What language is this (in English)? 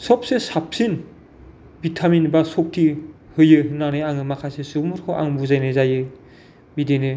Bodo